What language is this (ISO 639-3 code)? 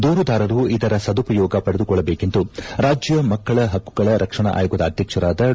kan